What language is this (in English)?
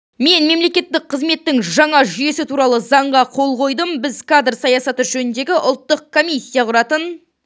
Kazakh